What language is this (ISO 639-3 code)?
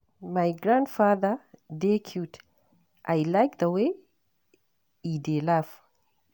pcm